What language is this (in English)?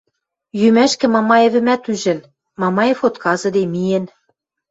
Western Mari